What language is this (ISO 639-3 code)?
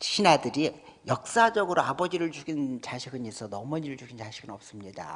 kor